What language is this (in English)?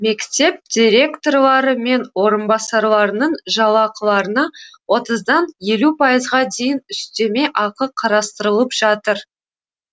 Kazakh